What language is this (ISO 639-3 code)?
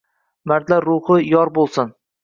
uzb